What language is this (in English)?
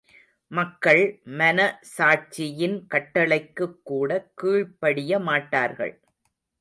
Tamil